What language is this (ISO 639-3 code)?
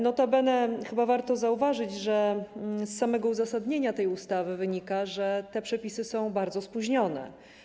pol